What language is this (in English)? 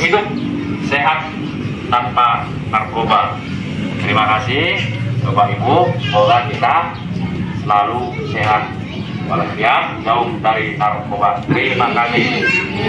Indonesian